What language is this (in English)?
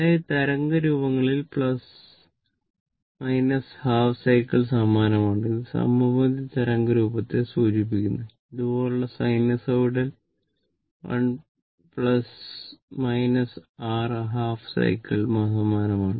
Malayalam